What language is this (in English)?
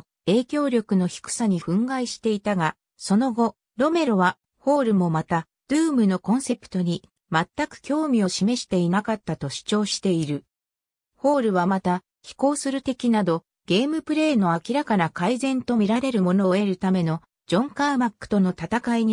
Japanese